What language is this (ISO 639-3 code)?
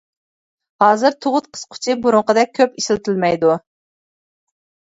uig